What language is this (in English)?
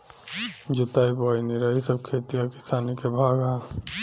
Bhojpuri